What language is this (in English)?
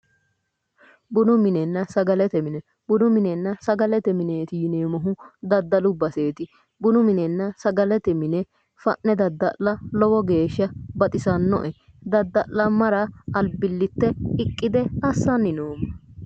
Sidamo